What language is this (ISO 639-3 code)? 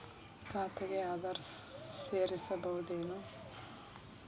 kan